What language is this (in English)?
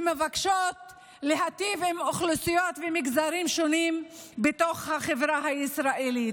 Hebrew